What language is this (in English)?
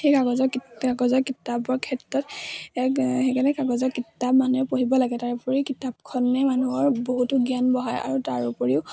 Assamese